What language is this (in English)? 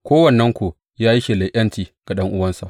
Hausa